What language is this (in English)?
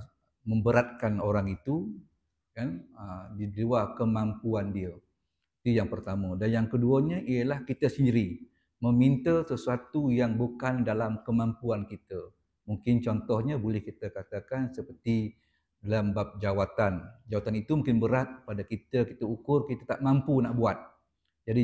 Malay